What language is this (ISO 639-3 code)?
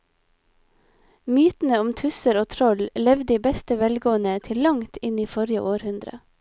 nor